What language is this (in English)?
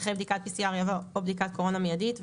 Hebrew